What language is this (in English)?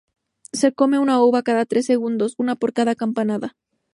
Spanish